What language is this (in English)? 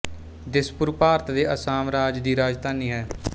Punjabi